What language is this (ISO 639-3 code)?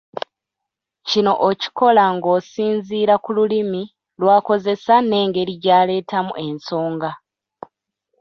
lug